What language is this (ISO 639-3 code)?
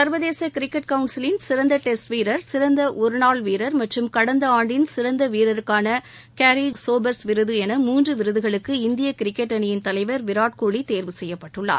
tam